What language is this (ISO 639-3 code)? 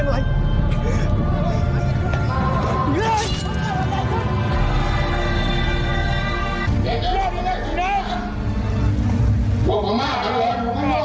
tha